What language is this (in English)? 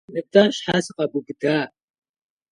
Kabardian